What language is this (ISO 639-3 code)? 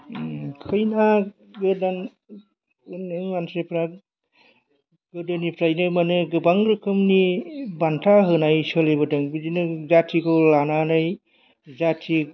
brx